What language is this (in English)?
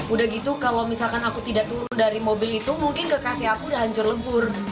Indonesian